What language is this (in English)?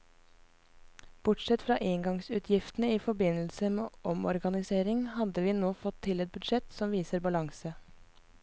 Norwegian